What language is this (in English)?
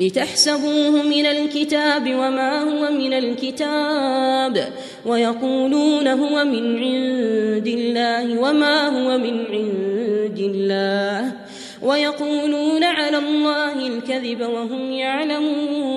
Arabic